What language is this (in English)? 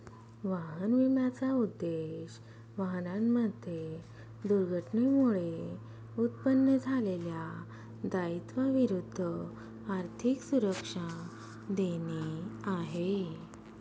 Marathi